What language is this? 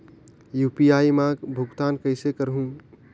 Chhattisgarhi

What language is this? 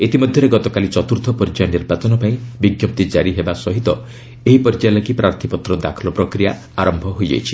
Odia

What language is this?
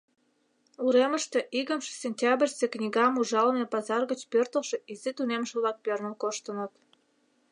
Mari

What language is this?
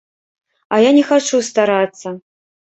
Belarusian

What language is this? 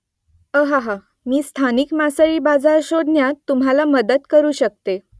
Marathi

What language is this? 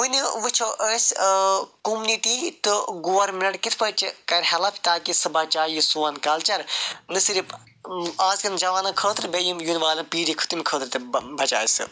Kashmiri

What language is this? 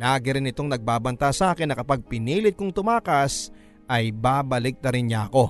Filipino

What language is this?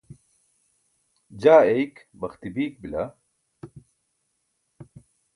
Burushaski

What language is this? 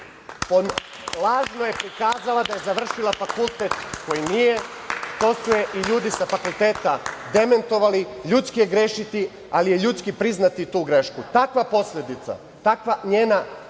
Serbian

